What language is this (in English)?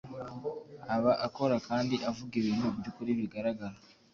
Kinyarwanda